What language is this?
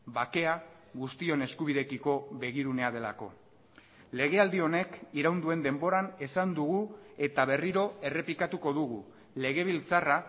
Basque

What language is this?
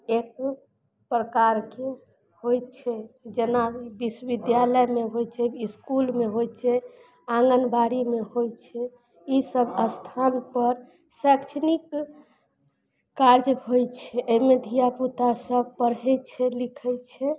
Maithili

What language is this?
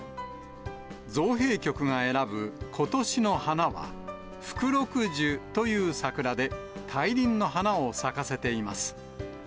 Japanese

